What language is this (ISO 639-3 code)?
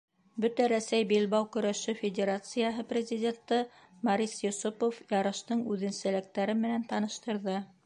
bak